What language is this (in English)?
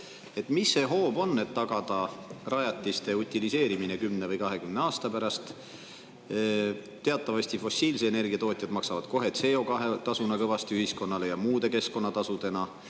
Estonian